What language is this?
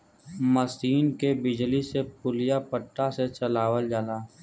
Bhojpuri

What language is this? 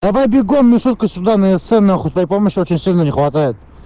Russian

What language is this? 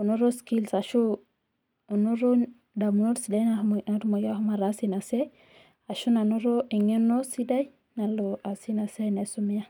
Masai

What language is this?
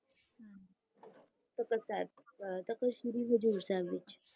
Punjabi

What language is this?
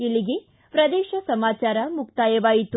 Kannada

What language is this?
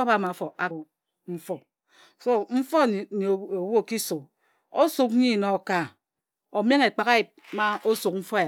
Ejagham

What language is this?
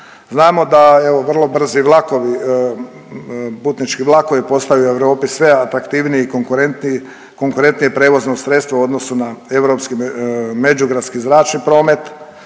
Croatian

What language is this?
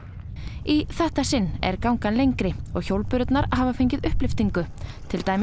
Icelandic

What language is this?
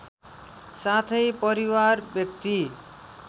Nepali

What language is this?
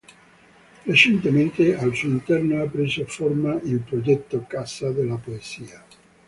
Italian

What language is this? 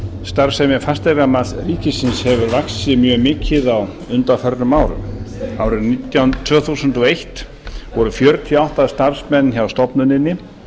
Icelandic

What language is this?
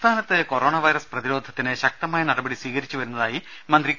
Malayalam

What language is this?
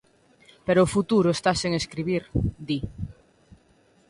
Galician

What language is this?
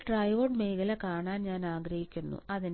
Malayalam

